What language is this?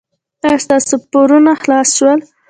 Pashto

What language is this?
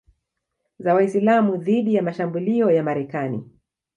Swahili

